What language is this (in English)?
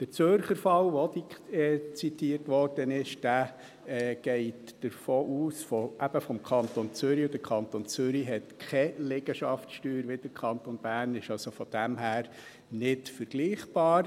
Swiss German